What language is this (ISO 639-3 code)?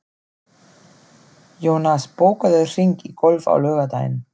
isl